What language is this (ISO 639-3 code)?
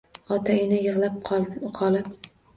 uzb